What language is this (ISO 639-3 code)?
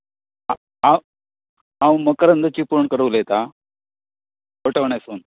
kok